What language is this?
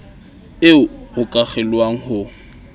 Southern Sotho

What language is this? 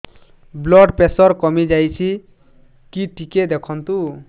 Odia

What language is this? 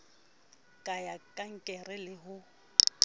Southern Sotho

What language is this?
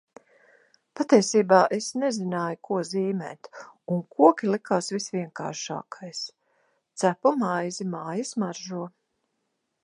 Latvian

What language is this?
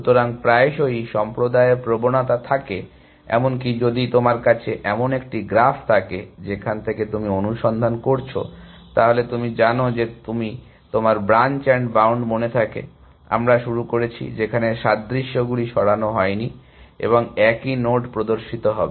Bangla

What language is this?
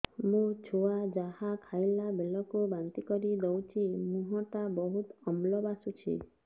Odia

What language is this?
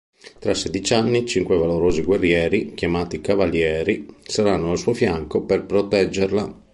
Italian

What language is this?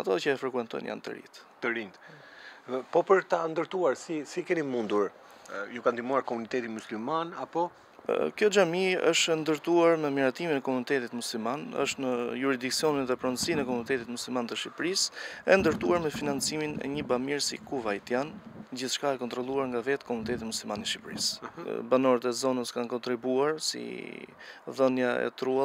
Romanian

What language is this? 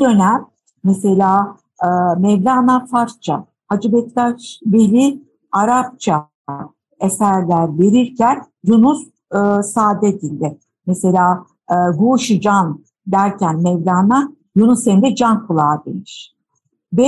Turkish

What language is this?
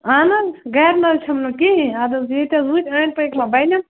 Kashmiri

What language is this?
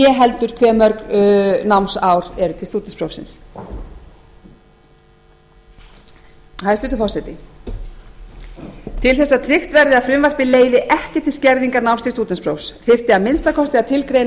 Icelandic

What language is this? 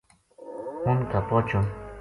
Gujari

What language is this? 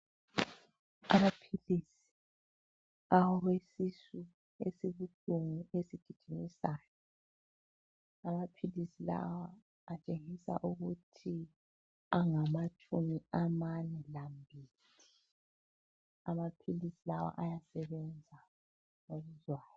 North Ndebele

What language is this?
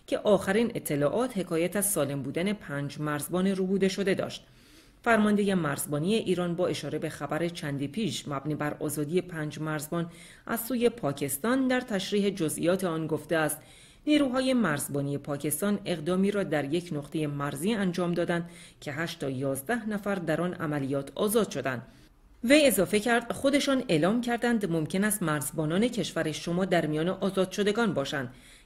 Persian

